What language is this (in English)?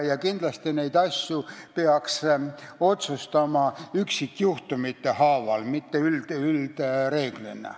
Estonian